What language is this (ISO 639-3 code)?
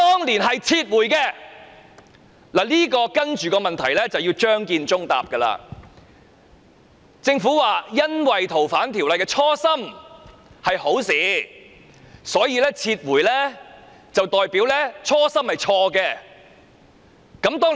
yue